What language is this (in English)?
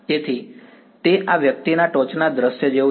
Gujarati